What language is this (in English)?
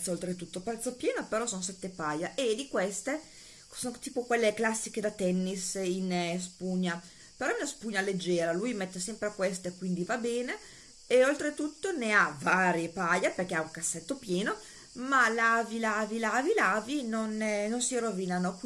Italian